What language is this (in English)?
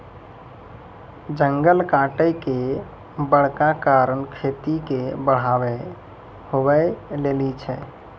Maithili